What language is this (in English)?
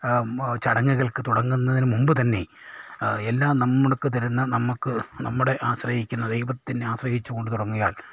Malayalam